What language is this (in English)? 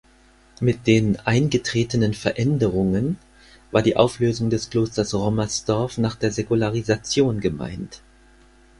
German